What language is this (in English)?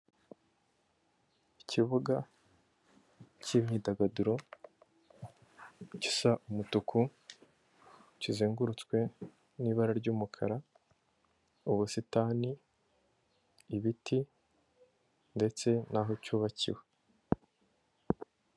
Kinyarwanda